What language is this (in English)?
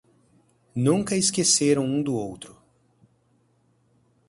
Portuguese